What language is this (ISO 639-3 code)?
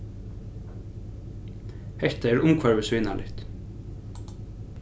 fao